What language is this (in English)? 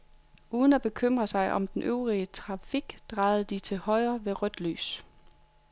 Danish